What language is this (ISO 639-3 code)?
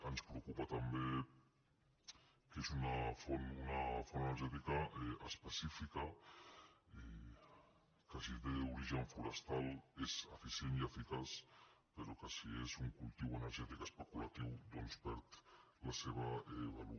cat